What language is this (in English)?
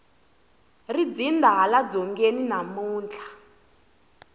Tsonga